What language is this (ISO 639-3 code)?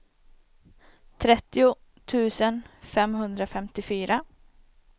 swe